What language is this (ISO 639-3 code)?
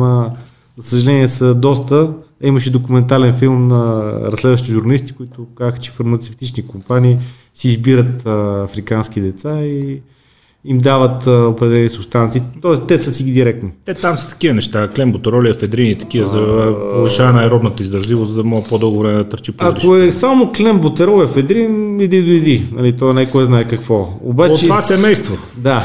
bul